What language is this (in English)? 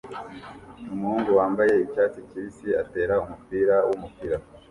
Kinyarwanda